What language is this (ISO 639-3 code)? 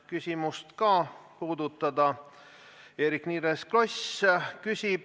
est